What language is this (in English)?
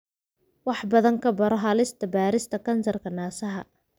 Somali